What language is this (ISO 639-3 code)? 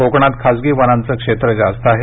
mar